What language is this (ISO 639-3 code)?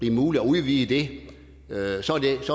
dan